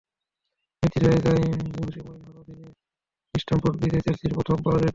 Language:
Bangla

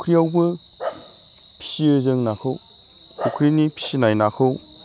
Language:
Bodo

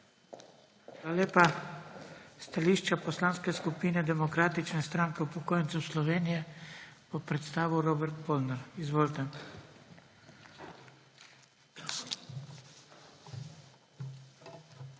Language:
Slovenian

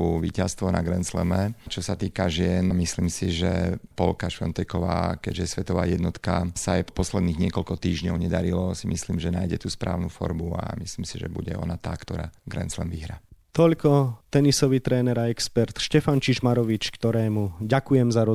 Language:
Slovak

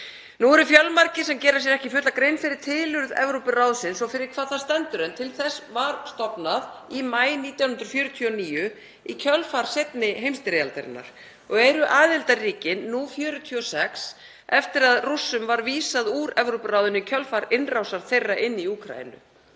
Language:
Icelandic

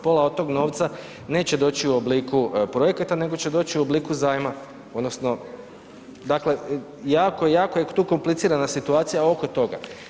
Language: Croatian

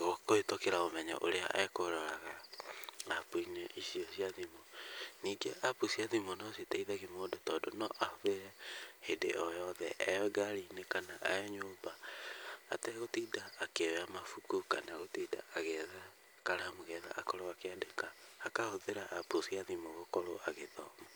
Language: Kikuyu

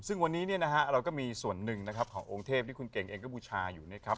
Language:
Thai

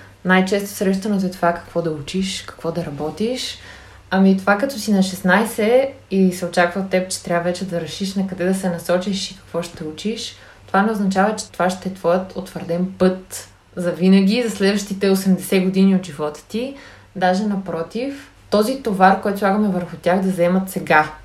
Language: Bulgarian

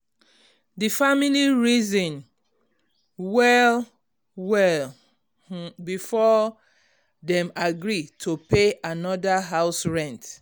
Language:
Nigerian Pidgin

